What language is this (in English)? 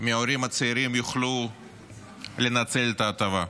Hebrew